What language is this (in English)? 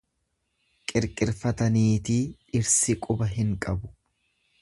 Oromo